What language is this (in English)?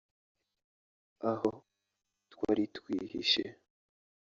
Kinyarwanda